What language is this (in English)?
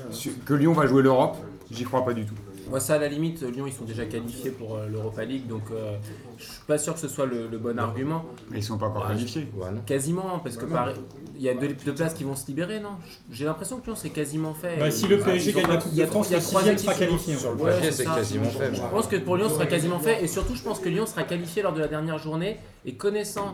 French